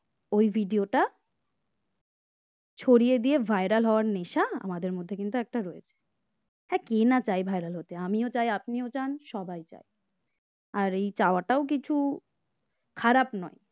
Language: Bangla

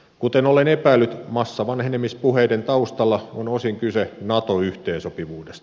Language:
Finnish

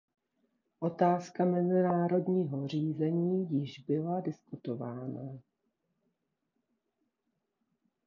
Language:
Czech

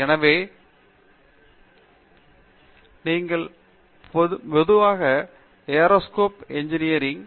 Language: Tamil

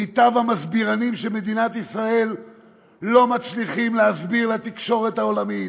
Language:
Hebrew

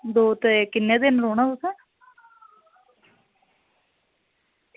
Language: Dogri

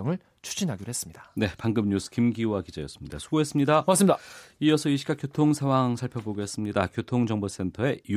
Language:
Korean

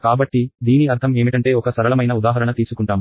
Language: Telugu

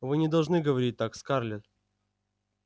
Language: Russian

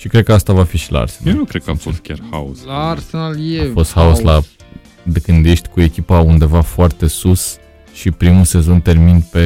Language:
Romanian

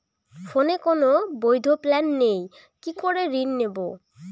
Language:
Bangla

